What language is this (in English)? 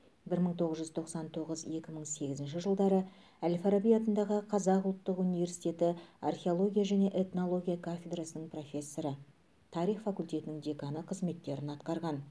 Kazakh